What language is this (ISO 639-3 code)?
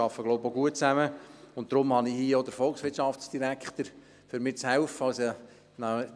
gsw